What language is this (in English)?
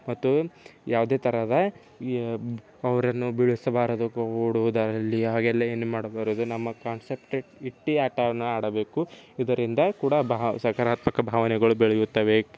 Kannada